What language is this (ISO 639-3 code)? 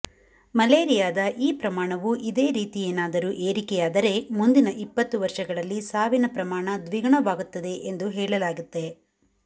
kan